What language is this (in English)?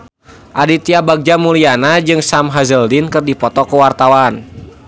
Sundanese